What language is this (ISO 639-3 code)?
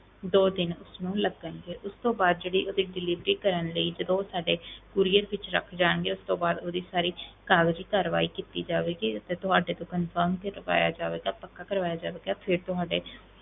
pan